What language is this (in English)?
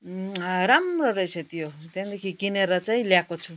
Nepali